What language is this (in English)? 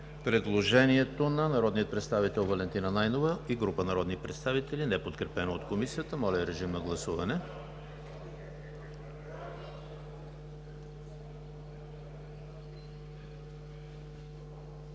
Bulgarian